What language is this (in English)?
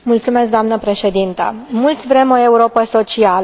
Romanian